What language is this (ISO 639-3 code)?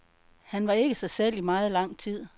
dan